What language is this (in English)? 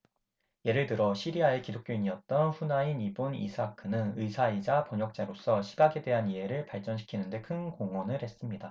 Korean